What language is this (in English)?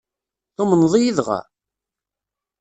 Kabyle